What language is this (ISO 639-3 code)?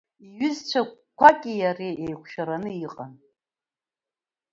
abk